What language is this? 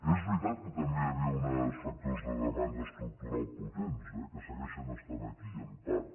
Catalan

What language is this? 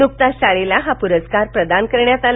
Marathi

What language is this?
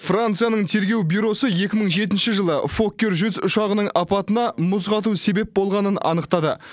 Kazakh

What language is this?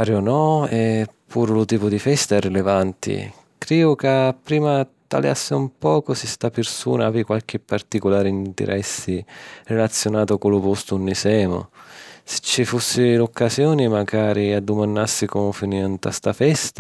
Sicilian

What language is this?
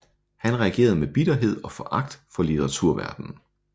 Danish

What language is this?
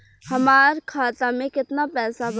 Bhojpuri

